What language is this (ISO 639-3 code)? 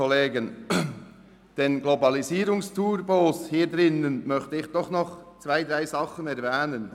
gsw